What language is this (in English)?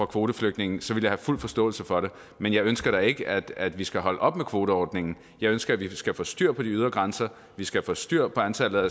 Danish